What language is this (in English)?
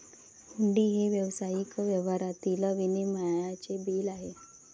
Marathi